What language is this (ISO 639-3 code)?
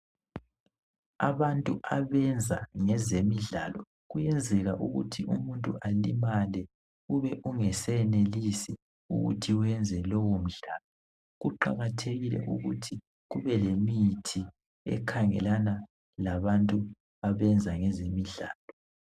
nde